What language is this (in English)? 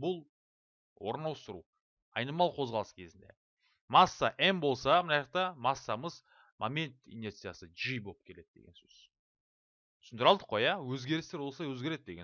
Turkish